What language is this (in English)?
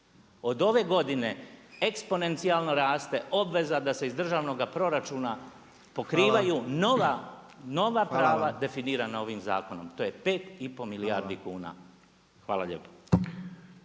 Croatian